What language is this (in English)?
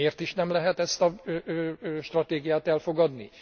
Hungarian